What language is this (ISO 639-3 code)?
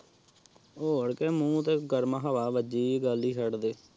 pan